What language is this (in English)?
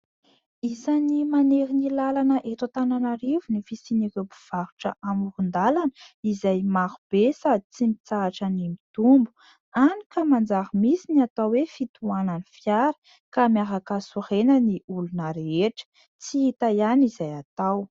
Malagasy